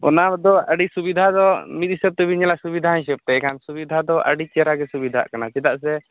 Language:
Santali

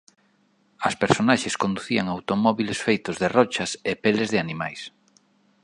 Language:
Galician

